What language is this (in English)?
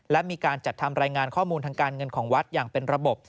Thai